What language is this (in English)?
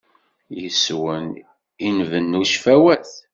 Kabyle